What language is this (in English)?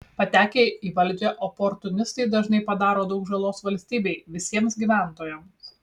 Lithuanian